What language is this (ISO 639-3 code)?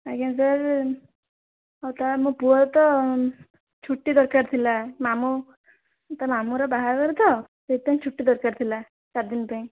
ori